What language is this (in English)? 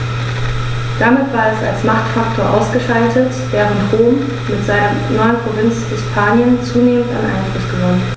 German